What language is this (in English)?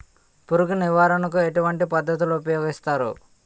Telugu